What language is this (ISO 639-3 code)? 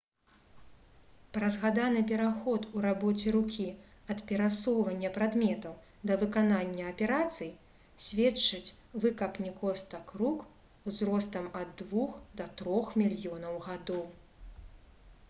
bel